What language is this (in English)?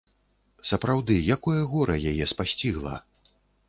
Belarusian